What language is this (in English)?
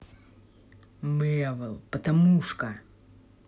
Russian